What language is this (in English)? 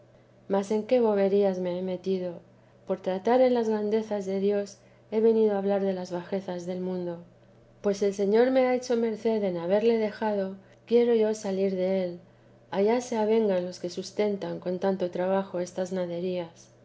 Spanish